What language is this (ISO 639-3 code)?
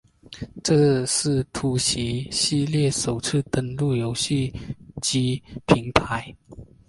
zho